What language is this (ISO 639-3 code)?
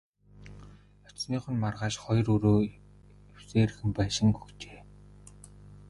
mon